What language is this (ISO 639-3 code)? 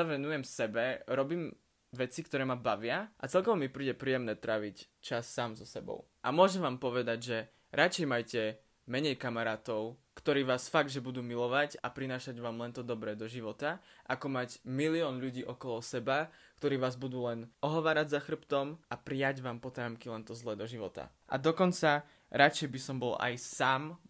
slk